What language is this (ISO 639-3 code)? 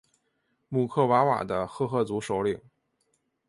zho